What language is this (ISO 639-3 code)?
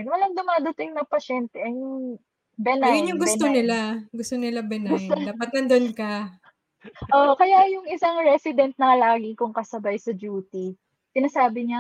fil